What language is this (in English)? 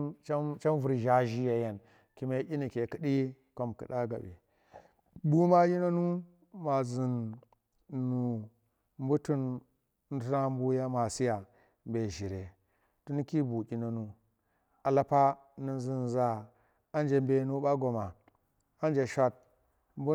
Tera